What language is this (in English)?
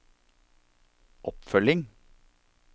Norwegian